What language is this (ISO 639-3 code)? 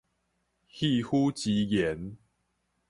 nan